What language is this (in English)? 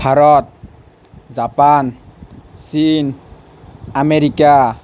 Assamese